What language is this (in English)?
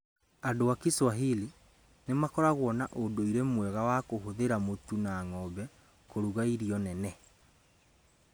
Kikuyu